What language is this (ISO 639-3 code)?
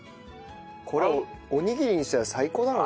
jpn